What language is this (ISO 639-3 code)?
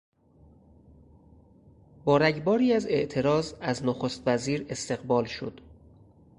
fas